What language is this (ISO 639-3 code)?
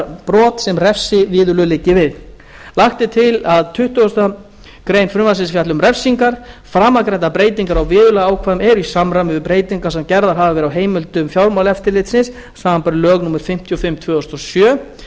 isl